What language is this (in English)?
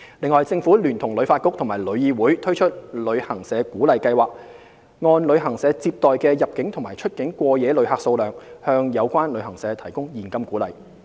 Cantonese